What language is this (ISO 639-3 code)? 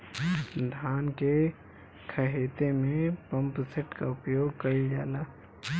bho